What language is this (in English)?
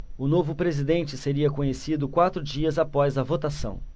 Portuguese